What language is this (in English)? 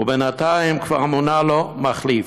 Hebrew